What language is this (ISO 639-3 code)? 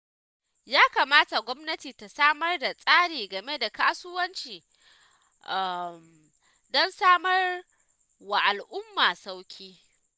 hau